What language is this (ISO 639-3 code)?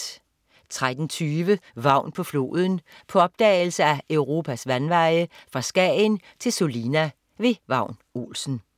dan